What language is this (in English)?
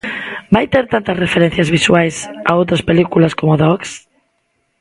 Galician